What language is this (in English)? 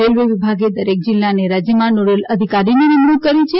Gujarati